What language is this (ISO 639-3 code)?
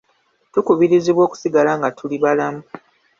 lug